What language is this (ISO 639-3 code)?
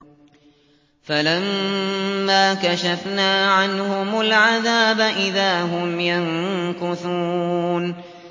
ara